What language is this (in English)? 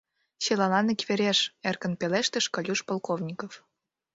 Mari